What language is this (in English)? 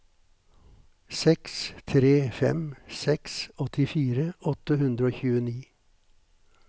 Norwegian